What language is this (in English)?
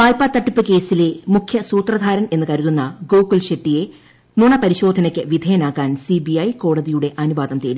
Malayalam